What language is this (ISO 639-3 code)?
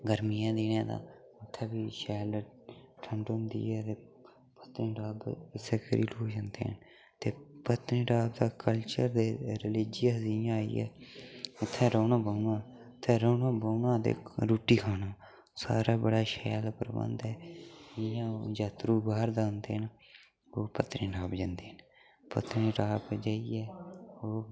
doi